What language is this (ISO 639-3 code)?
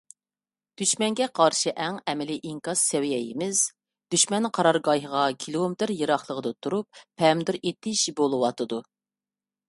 uig